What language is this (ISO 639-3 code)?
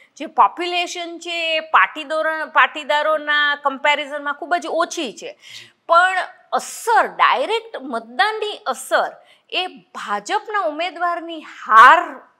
guj